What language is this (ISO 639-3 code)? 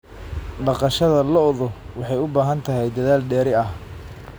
som